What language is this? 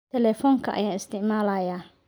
Somali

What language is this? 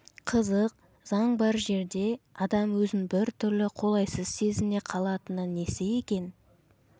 Kazakh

